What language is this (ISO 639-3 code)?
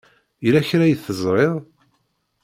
kab